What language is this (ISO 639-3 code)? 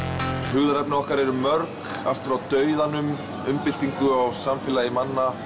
isl